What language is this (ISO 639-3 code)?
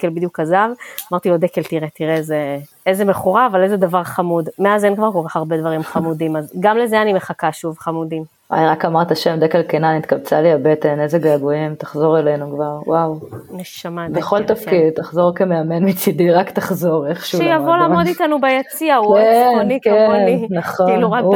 heb